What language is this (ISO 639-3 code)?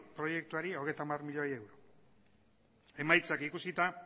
eus